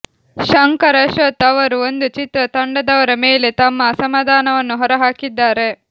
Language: Kannada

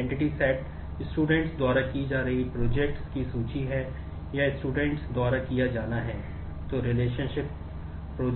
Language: Hindi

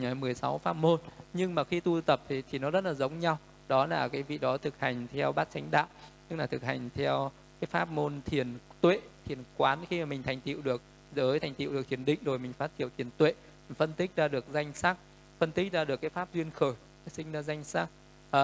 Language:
Vietnamese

